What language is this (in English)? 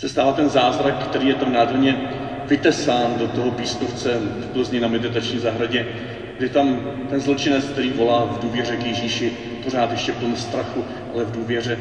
Czech